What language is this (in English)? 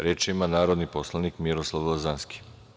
Serbian